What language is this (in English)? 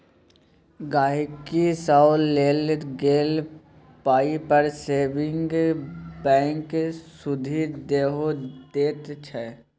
Maithili